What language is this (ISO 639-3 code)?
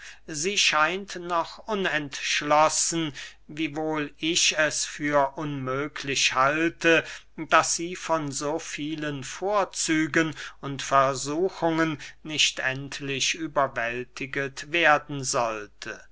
deu